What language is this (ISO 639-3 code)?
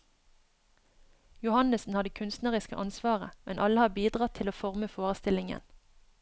nor